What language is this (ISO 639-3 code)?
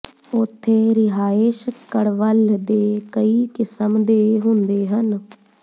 pan